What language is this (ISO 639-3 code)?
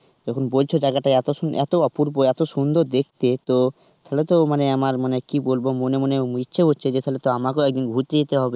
ben